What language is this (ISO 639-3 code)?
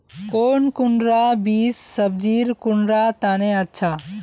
mag